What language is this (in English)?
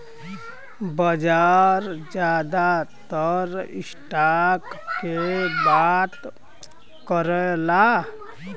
Bhojpuri